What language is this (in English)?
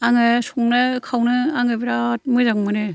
Bodo